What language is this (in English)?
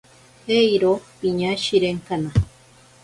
Ashéninka Perené